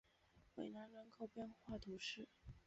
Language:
Chinese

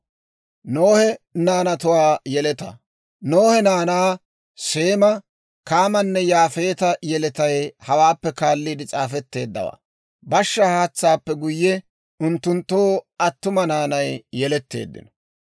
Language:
Dawro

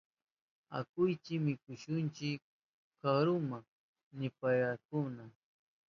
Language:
Southern Pastaza Quechua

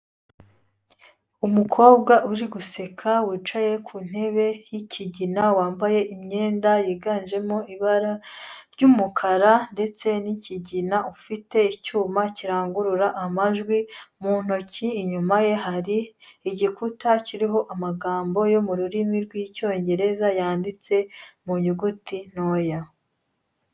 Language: Kinyarwanda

